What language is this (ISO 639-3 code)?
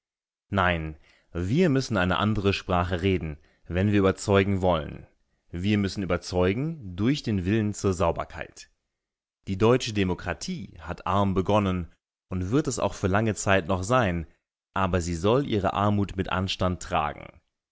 deu